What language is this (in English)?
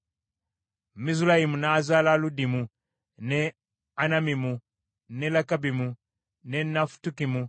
Ganda